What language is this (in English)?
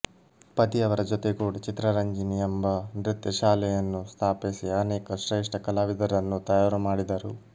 Kannada